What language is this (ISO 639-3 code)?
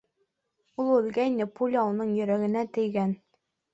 bak